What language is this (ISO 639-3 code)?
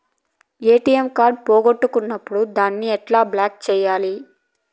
tel